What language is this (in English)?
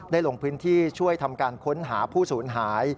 Thai